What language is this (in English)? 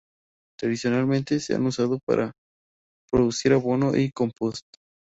Spanish